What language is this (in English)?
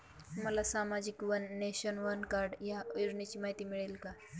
Marathi